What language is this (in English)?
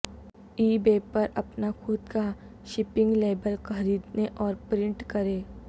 Urdu